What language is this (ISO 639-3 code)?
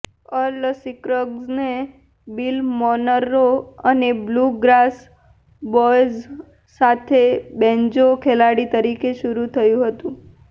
guj